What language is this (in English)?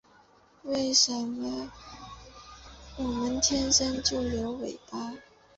Chinese